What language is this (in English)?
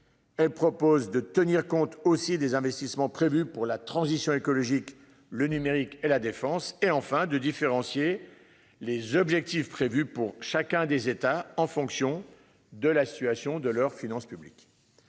French